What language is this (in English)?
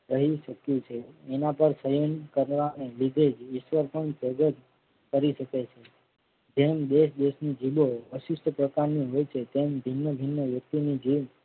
Gujarati